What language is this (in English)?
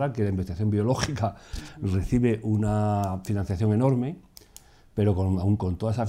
Spanish